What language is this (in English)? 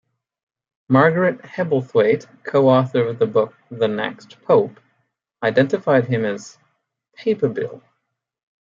English